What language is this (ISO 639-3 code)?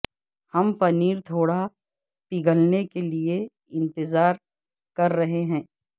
urd